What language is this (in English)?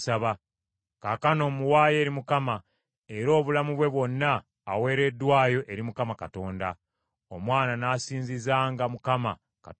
Ganda